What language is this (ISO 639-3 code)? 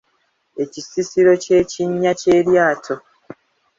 lug